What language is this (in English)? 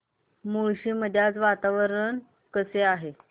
Marathi